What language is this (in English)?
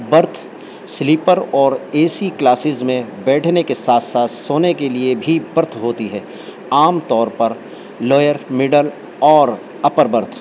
Urdu